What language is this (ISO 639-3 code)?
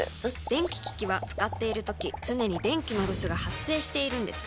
jpn